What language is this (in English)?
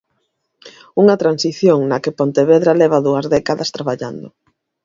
Galician